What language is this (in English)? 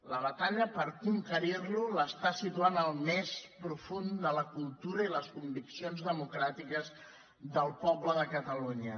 Catalan